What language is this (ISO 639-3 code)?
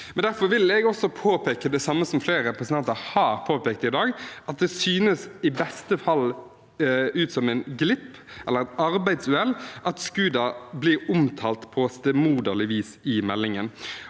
nor